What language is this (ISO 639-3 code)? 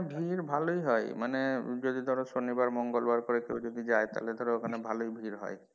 ben